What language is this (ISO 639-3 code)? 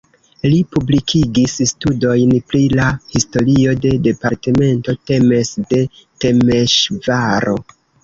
epo